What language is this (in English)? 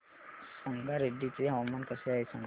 Marathi